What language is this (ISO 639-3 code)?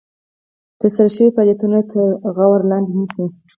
pus